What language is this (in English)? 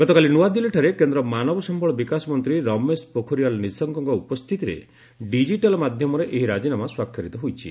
Odia